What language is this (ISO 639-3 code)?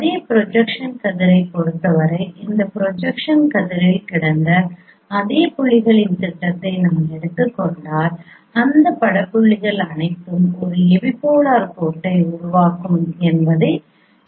tam